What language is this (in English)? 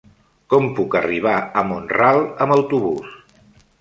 Catalan